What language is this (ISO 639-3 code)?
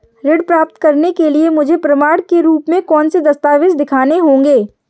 hin